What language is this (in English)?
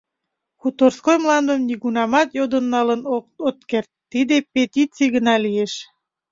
Mari